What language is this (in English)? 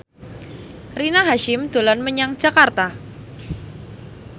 Javanese